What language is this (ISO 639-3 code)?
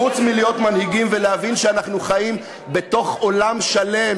heb